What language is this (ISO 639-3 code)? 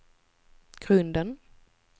swe